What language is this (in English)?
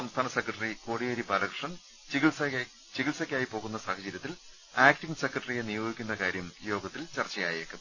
Malayalam